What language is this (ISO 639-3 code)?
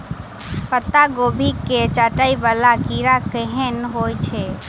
mai